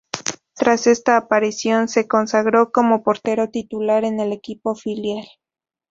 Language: Spanish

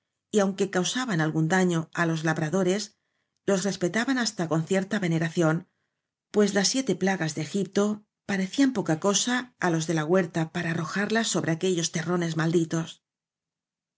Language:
Spanish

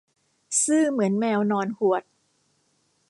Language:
Thai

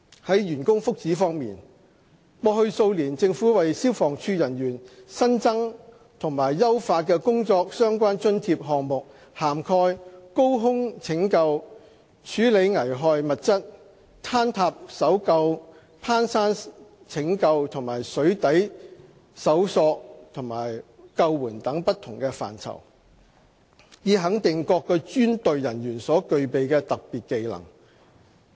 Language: Cantonese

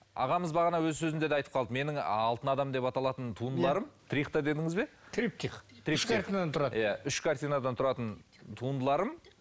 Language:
Kazakh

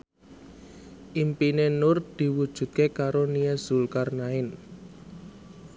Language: Javanese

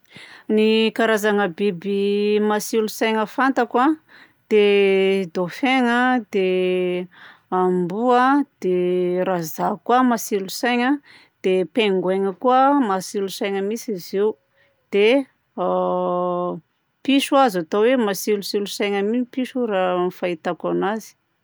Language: Southern Betsimisaraka Malagasy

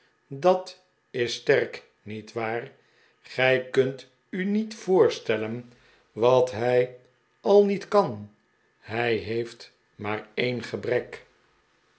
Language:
Dutch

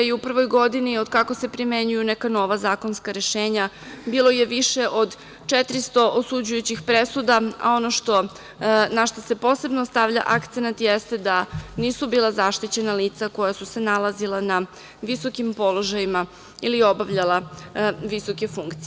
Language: Serbian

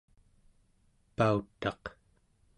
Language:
Central Yupik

